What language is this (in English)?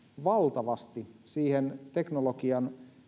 Finnish